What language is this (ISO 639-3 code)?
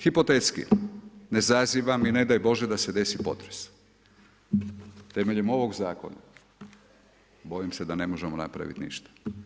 hrv